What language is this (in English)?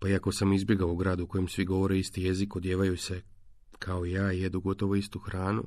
Croatian